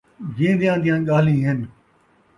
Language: Saraiki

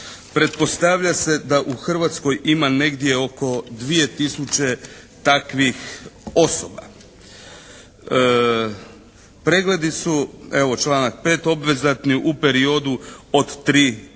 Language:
Croatian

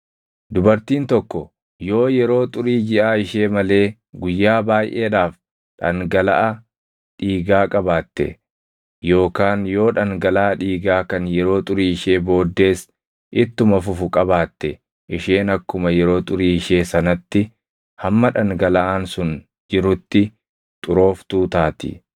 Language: Oromo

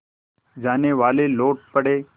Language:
Hindi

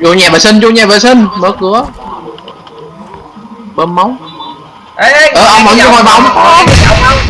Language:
Vietnamese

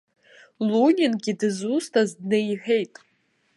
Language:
Abkhazian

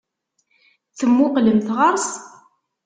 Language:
Kabyle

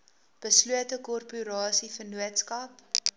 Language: Afrikaans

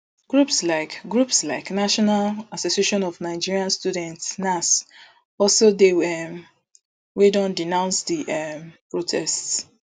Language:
Nigerian Pidgin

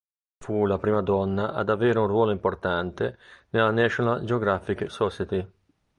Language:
Italian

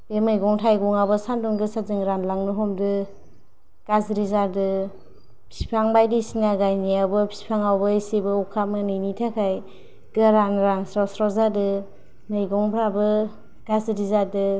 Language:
Bodo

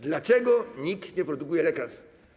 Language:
Polish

